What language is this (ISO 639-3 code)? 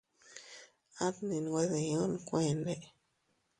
cut